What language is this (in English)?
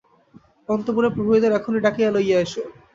Bangla